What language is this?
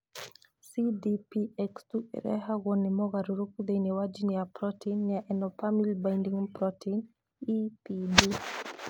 Kikuyu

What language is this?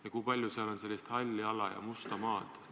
Estonian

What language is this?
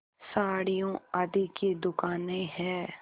Hindi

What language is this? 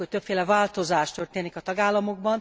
Hungarian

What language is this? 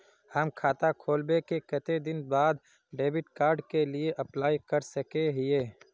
Magahi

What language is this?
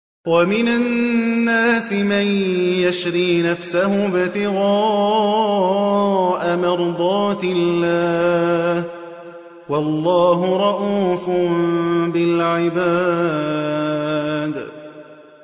Arabic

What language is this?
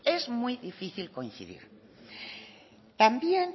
Spanish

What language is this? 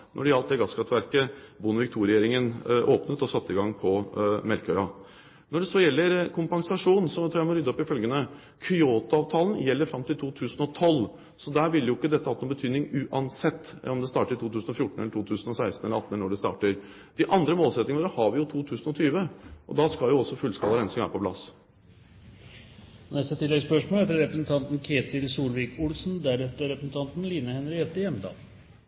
Norwegian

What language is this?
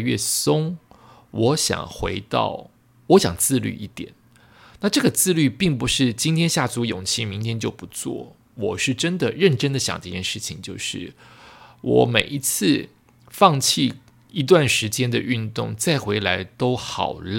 Chinese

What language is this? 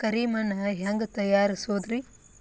Kannada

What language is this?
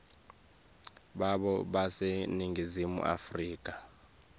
Swati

